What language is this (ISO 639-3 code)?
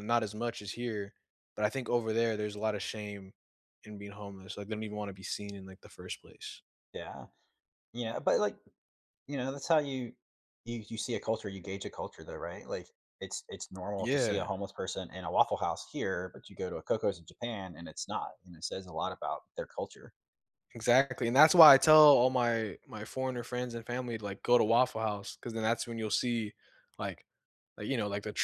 eng